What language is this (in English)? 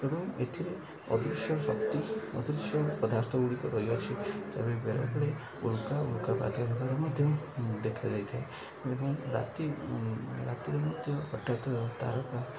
Odia